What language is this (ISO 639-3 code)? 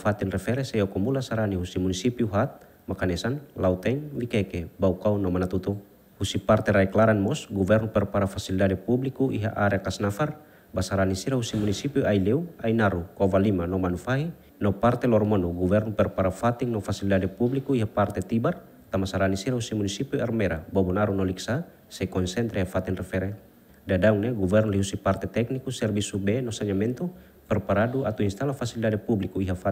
ind